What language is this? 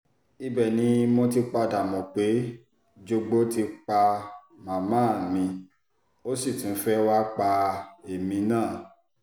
Yoruba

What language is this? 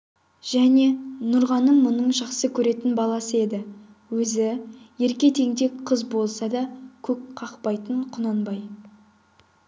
Kazakh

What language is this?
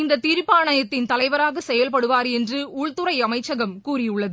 Tamil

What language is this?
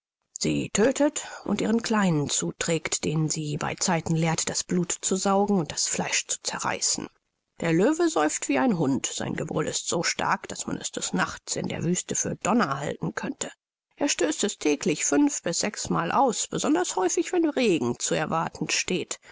German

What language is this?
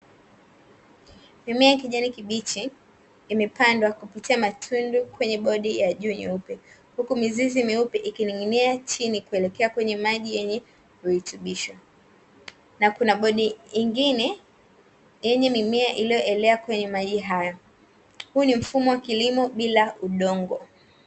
Swahili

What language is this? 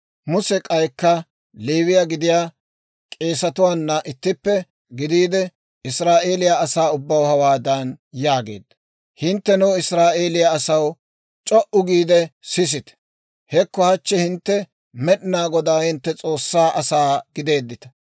Dawro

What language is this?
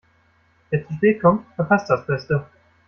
German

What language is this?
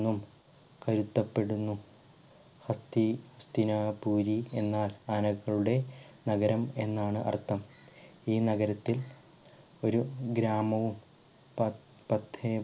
Malayalam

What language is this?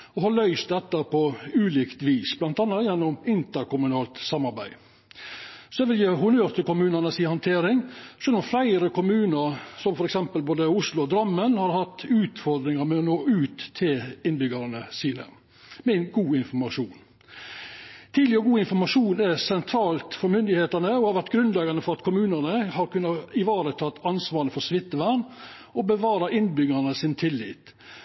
Norwegian Nynorsk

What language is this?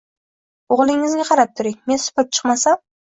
Uzbek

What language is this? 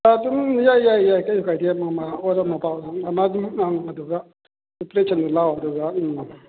Manipuri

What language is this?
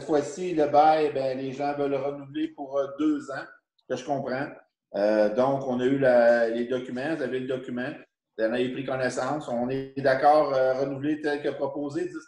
French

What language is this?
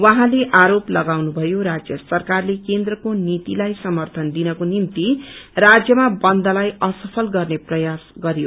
Nepali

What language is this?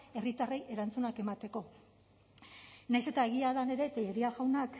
Basque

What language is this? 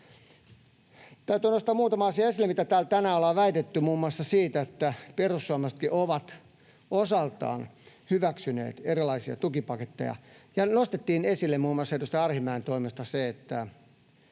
Finnish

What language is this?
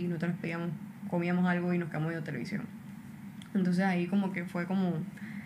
Spanish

